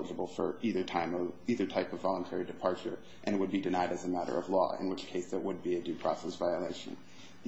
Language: English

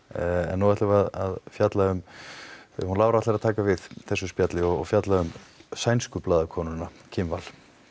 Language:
Icelandic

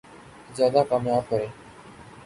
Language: Urdu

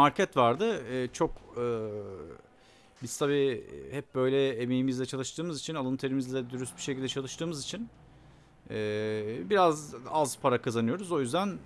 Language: Turkish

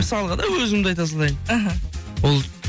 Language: Kazakh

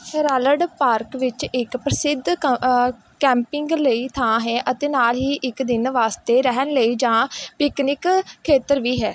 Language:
Punjabi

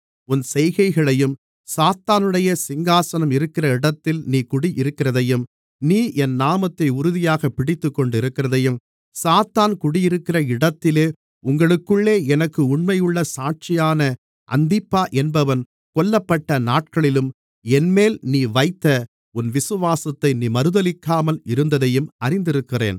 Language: Tamil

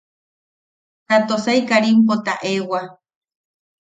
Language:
Yaqui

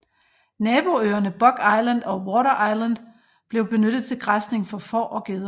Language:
Danish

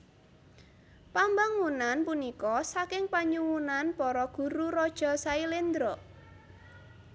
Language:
Javanese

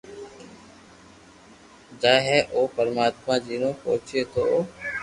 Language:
Loarki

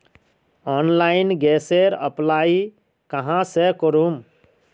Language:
Magahi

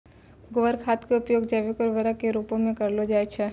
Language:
Maithili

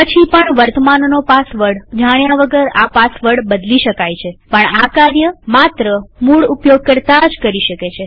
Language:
Gujarati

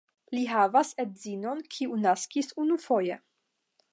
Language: Esperanto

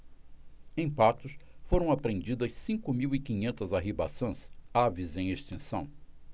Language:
Portuguese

